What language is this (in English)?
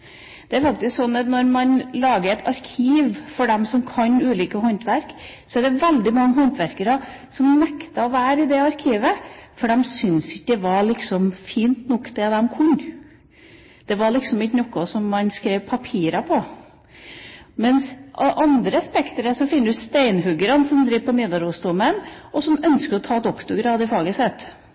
Norwegian Bokmål